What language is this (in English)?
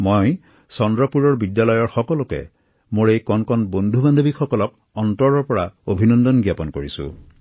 Assamese